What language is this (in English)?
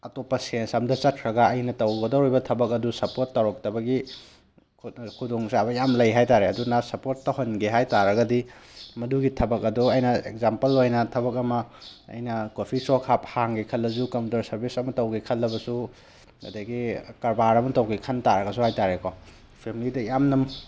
Manipuri